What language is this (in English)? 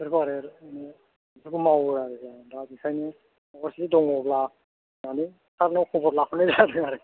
Bodo